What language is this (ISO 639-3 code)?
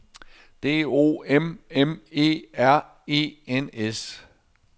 dan